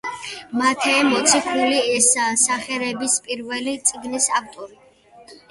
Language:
Georgian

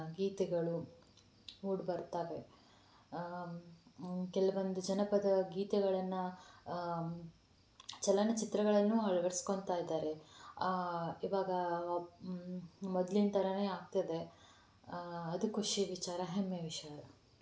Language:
Kannada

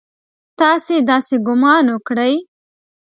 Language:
Pashto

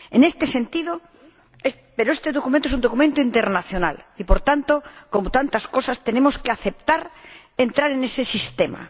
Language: Spanish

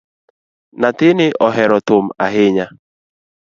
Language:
Luo (Kenya and Tanzania)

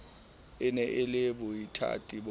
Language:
Southern Sotho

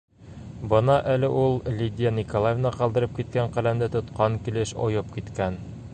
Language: Bashkir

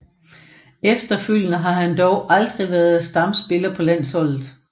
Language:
Danish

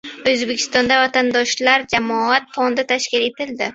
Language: Uzbek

